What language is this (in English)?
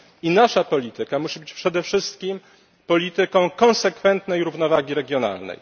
Polish